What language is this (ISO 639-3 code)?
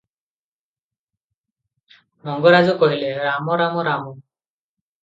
ori